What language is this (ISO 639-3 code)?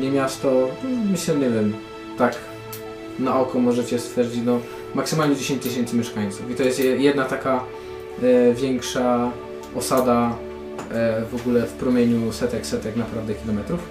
pol